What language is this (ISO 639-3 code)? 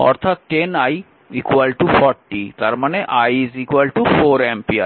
ben